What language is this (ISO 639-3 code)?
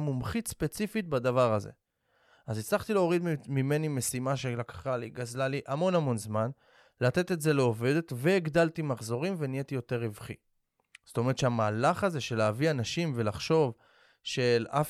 heb